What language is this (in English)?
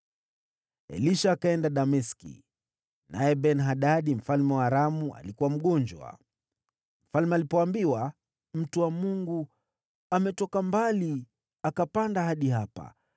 Swahili